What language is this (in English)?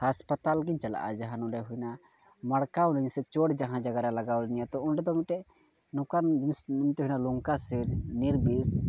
Santali